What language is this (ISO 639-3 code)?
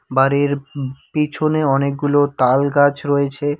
ben